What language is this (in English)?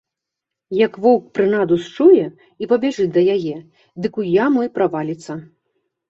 Belarusian